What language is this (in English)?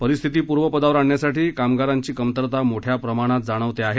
Marathi